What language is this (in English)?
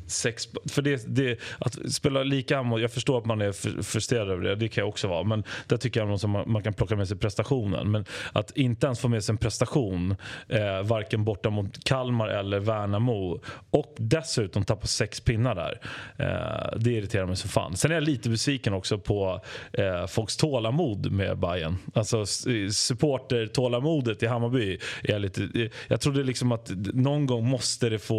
Swedish